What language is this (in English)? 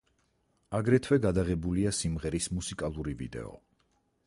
Georgian